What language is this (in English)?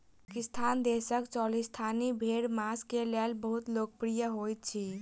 Maithili